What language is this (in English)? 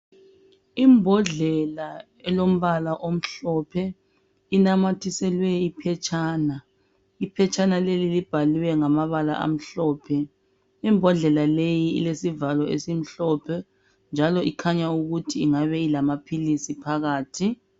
North Ndebele